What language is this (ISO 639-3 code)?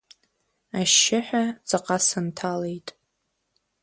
abk